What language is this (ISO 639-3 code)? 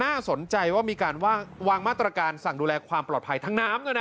tha